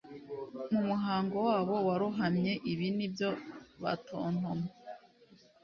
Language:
Kinyarwanda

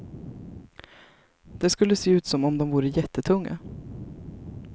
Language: Swedish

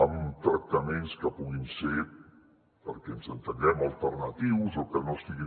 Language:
Catalan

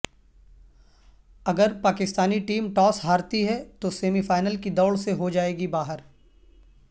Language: Urdu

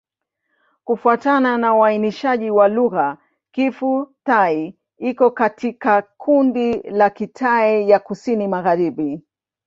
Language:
Swahili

